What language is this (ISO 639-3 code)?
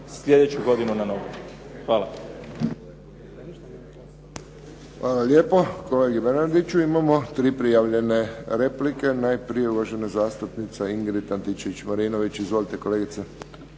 hrv